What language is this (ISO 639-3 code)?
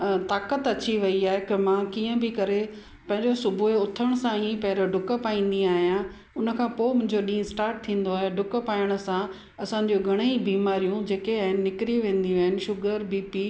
snd